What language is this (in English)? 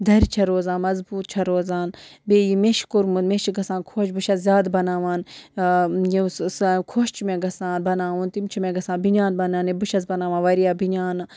Kashmiri